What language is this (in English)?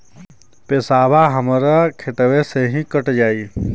Bhojpuri